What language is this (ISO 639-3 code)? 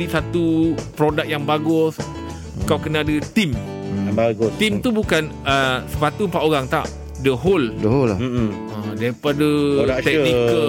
msa